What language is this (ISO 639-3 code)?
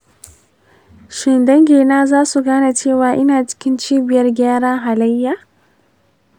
hau